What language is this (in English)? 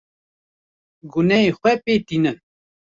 Kurdish